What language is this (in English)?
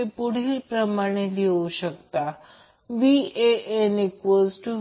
Marathi